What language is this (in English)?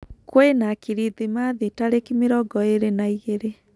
Kikuyu